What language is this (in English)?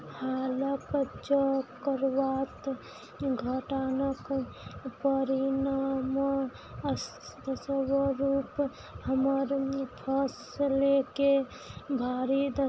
Maithili